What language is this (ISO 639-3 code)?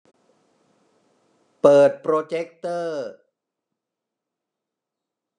tha